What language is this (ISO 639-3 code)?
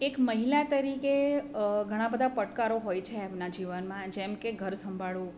guj